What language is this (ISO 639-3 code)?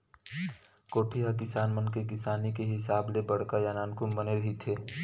hne